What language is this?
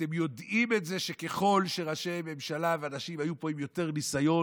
Hebrew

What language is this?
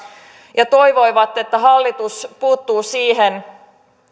Finnish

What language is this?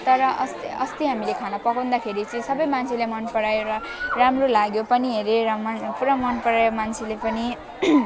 Nepali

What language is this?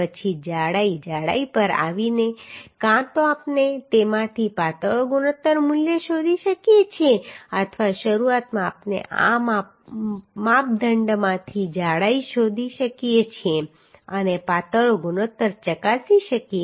Gujarati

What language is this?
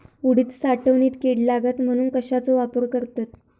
Marathi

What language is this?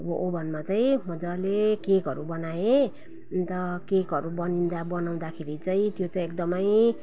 Nepali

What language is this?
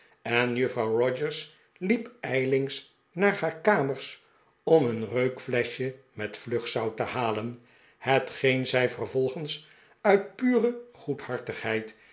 Dutch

